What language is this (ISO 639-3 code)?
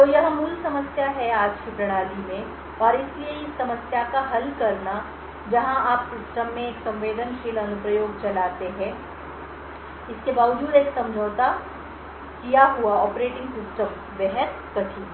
hin